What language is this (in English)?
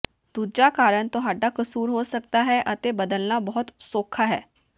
Punjabi